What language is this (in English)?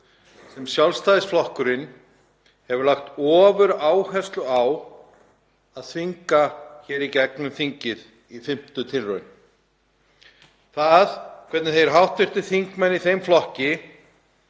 Icelandic